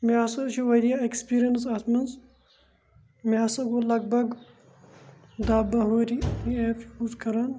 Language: Kashmiri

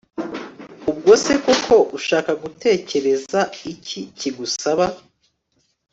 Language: Kinyarwanda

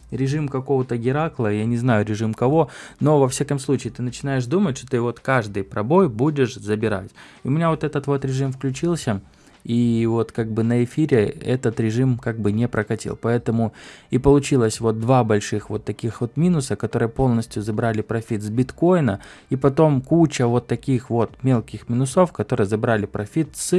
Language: Russian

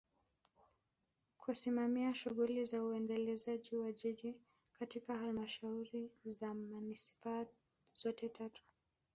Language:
Swahili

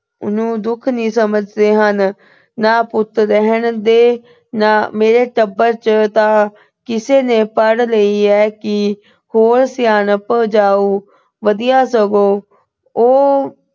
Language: Punjabi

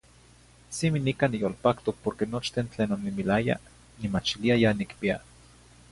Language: Zacatlán-Ahuacatlán-Tepetzintla Nahuatl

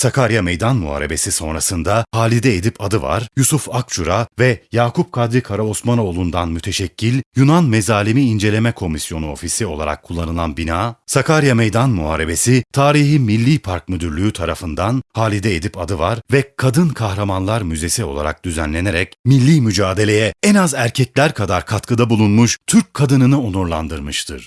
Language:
Turkish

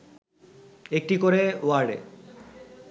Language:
Bangla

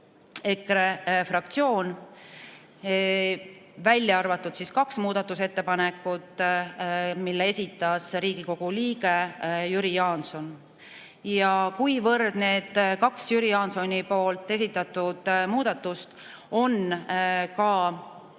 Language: Estonian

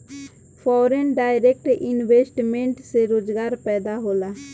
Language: Bhojpuri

